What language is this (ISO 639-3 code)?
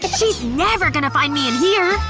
eng